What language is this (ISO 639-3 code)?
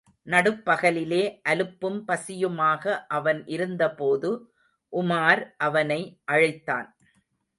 tam